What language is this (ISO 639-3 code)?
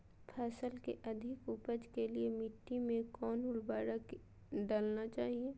mag